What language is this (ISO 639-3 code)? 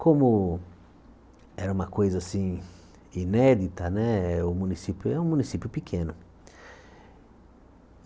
por